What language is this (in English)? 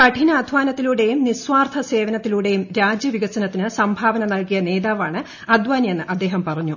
Malayalam